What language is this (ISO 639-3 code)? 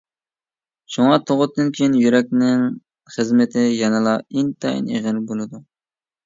uig